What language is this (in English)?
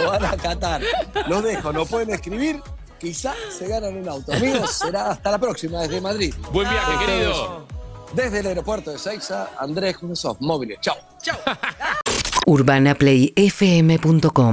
Spanish